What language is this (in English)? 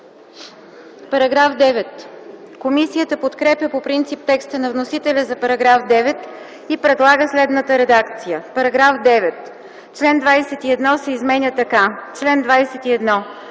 Bulgarian